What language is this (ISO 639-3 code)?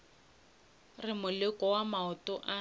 nso